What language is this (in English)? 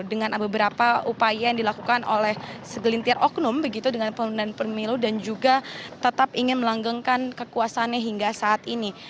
Indonesian